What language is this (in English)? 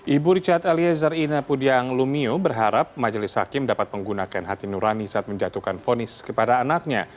Indonesian